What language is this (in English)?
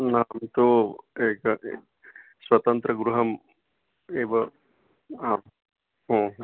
Sanskrit